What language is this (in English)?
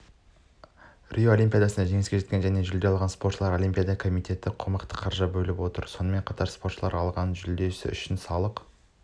Kazakh